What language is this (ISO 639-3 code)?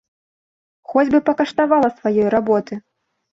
bel